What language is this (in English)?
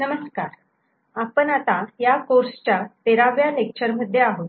Marathi